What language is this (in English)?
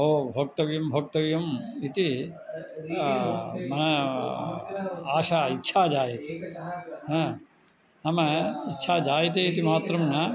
Sanskrit